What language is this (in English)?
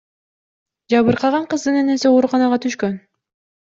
Kyrgyz